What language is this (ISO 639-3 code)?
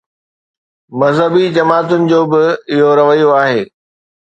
snd